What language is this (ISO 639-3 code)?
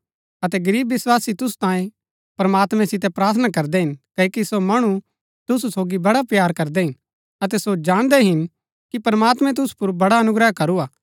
gbk